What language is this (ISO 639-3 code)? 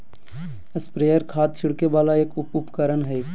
mag